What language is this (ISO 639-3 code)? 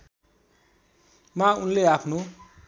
nep